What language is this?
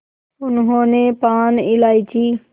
Hindi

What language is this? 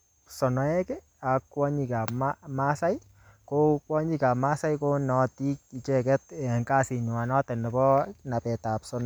Kalenjin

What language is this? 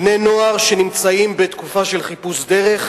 Hebrew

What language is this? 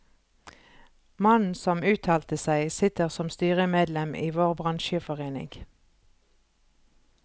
Norwegian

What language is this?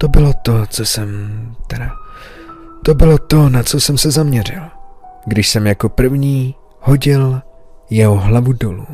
Czech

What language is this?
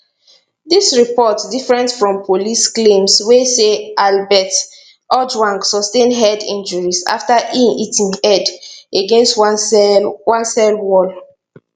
Nigerian Pidgin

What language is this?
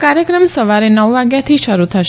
Gujarati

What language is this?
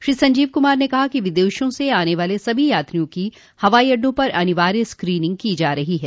Hindi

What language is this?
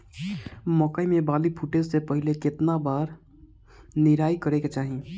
Bhojpuri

